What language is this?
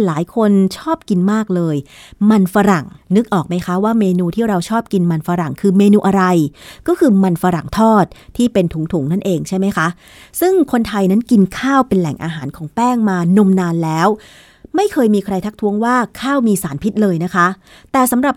Thai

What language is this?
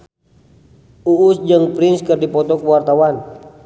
Sundanese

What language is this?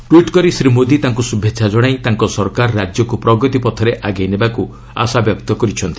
Odia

